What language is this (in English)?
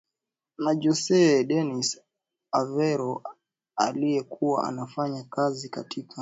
Swahili